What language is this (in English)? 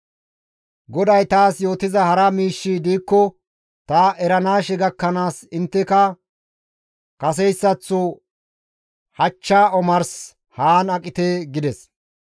Gamo